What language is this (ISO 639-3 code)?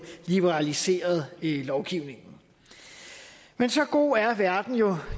dan